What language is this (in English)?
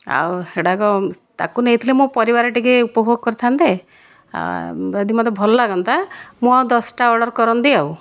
Odia